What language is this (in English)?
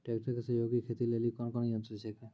Maithili